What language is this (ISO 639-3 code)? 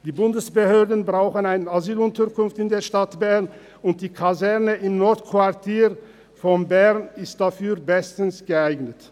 gsw